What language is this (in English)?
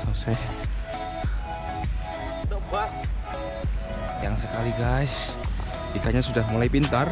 Indonesian